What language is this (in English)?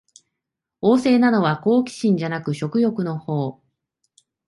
Japanese